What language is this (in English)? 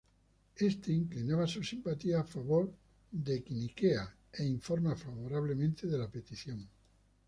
Spanish